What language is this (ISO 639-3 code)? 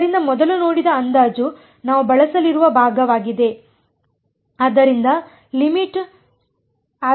kan